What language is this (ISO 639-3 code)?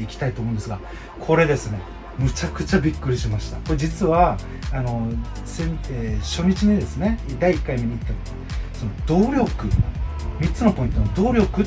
jpn